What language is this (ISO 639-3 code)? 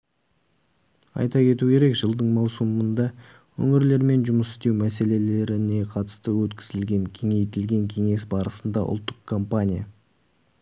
kaz